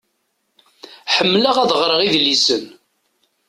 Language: Kabyle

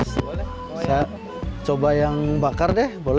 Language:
Indonesian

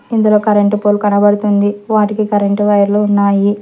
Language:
Telugu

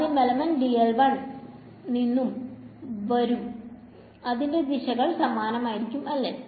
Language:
Malayalam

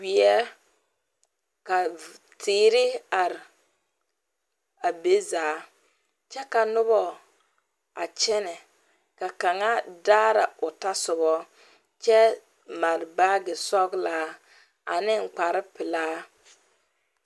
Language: Southern Dagaare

